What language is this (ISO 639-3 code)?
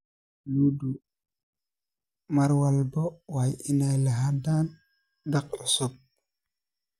som